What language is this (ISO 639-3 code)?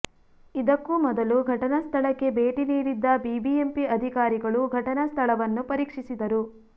kan